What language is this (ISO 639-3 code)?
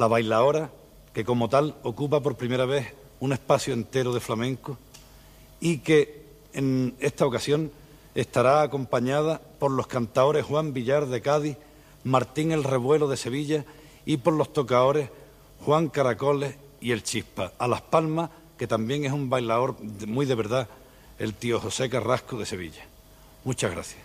spa